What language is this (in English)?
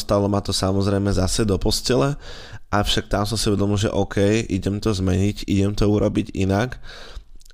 Slovak